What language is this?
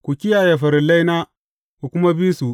Hausa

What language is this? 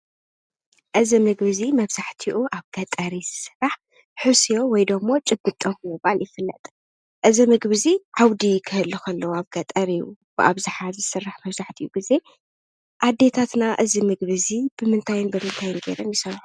Tigrinya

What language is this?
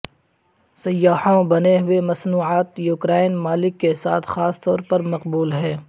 Urdu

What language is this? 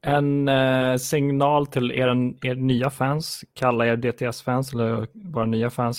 Swedish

